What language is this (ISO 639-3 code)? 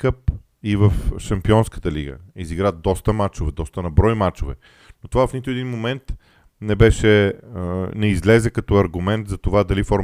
bul